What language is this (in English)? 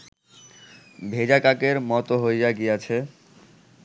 Bangla